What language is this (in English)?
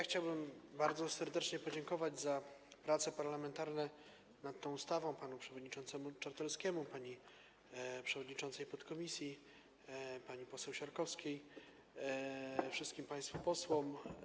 Polish